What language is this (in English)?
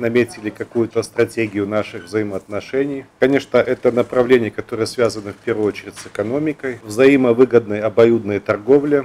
Russian